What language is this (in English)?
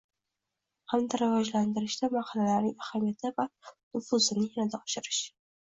Uzbek